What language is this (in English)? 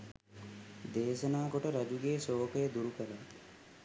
Sinhala